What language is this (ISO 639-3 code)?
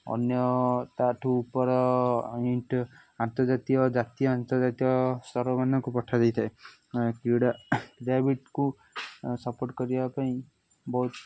ori